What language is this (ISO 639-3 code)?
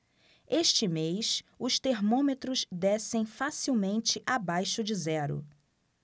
por